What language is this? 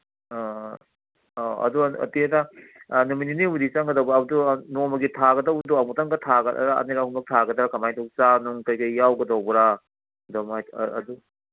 Manipuri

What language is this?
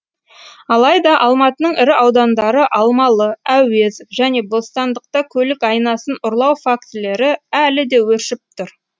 Kazakh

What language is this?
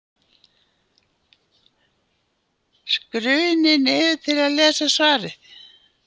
Icelandic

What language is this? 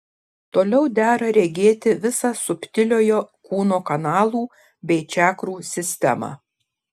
Lithuanian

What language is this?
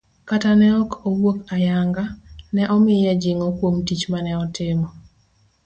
Luo (Kenya and Tanzania)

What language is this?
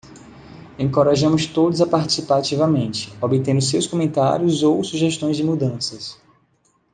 Portuguese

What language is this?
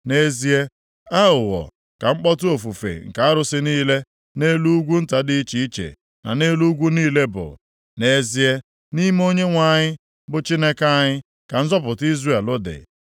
Igbo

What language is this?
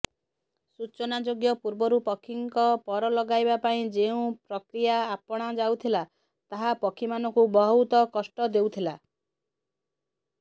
Odia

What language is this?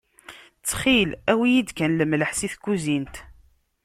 Kabyle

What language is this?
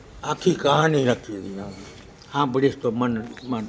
Gujarati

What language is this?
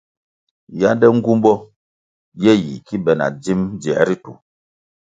Kwasio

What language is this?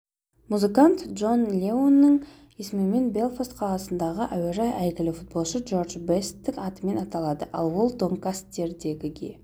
Kazakh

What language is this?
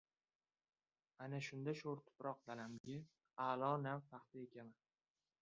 Uzbek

